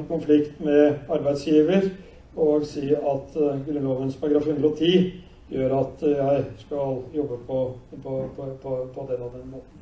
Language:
Norwegian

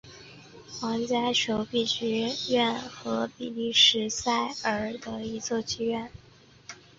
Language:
Chinese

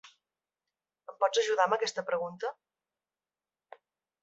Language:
Catalan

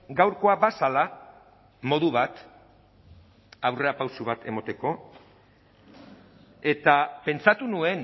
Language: Basque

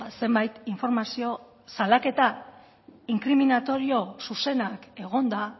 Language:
Basque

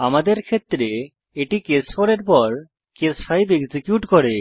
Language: Bangla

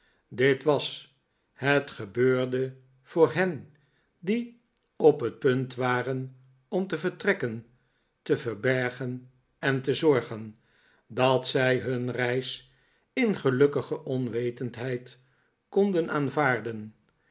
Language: Dutch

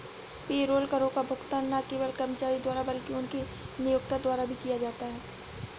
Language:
Hindi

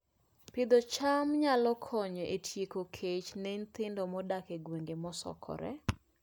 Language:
Luo (Kenya and Tanzania)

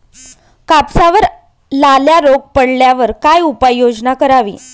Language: Marathi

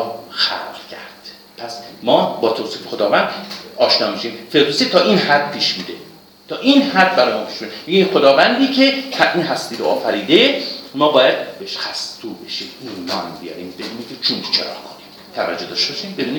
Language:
Persian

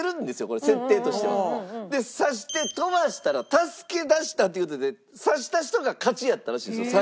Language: Japanese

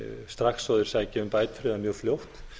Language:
Icelandic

